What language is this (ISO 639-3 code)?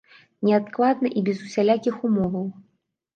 bel